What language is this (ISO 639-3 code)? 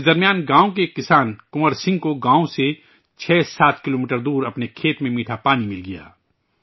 urd